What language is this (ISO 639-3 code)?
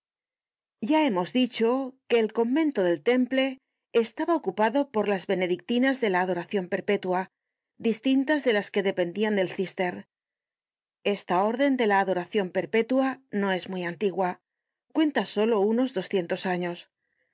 spa